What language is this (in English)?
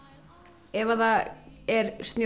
Icelandic